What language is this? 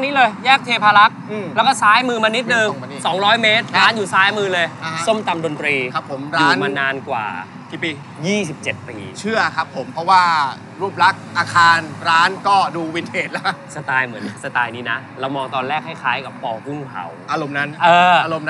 Thai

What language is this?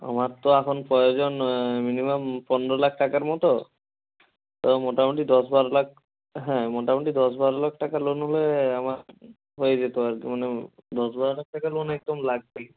Bangla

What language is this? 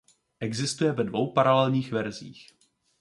Czech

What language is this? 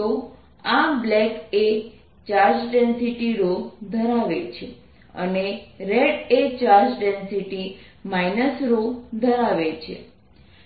Gujarati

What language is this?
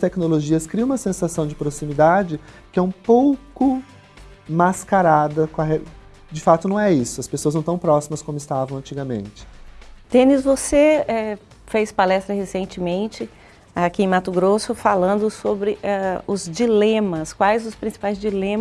Portuguese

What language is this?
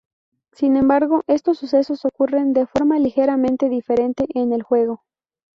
Spanish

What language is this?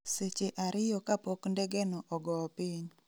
Luo (Kenya and Tanzania)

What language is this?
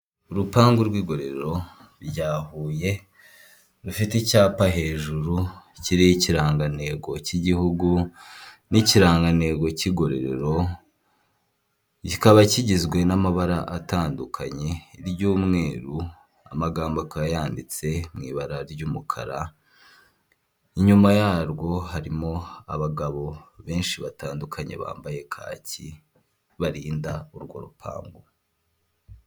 Kinyarwanda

